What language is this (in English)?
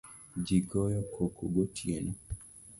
Luo (Kenya and Tanzania)